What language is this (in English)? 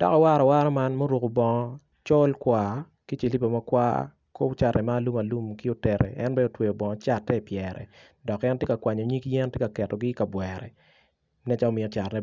Acoli